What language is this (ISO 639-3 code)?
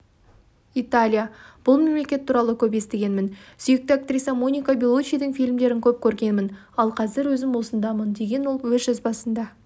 kaz